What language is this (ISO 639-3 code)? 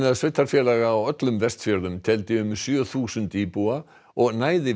isl